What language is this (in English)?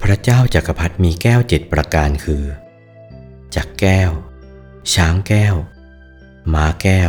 Thai